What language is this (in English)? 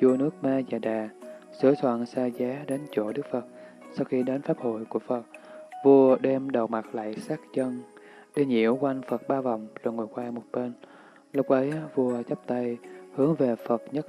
Vietnamese